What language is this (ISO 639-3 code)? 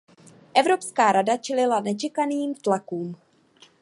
ces